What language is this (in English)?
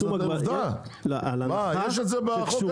Hebrew